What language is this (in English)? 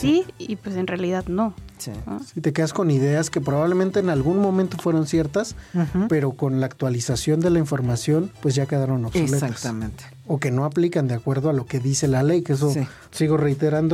Spanish